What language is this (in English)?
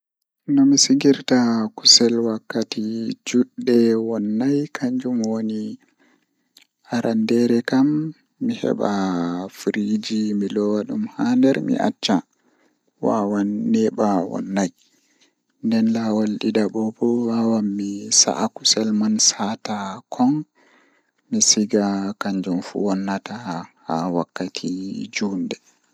Fula